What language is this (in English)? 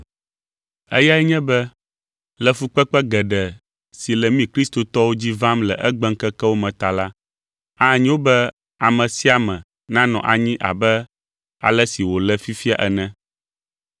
Ewe